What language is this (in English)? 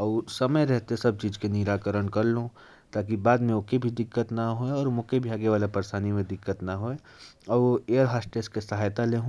Korwa